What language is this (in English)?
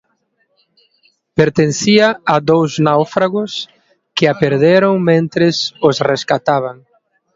Galician